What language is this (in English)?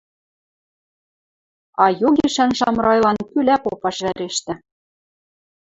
Western Mari